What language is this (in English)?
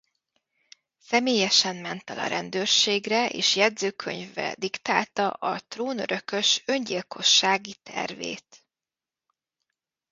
Hungarian